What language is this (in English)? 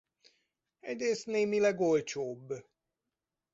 Hungarian